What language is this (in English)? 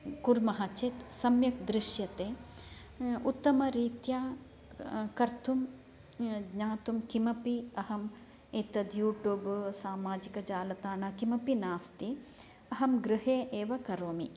Sanskrit